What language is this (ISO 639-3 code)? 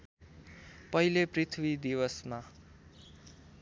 nep